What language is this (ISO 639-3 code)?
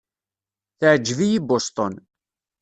kab